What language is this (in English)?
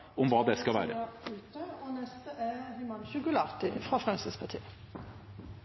Norwegian